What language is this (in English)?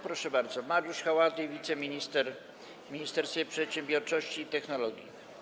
Polish